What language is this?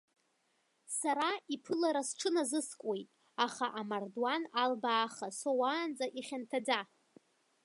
Abkhazian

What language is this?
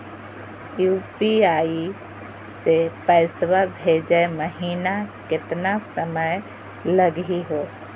Magahi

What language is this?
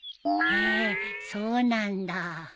Japanese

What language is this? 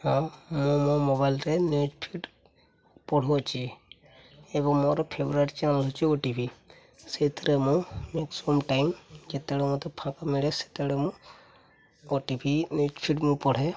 Odia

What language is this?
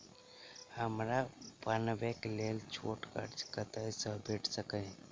Maithili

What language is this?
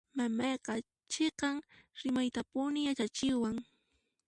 Puno Quechua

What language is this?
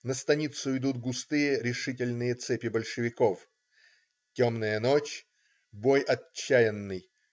Russian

